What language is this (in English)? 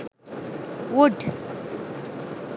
Sinhala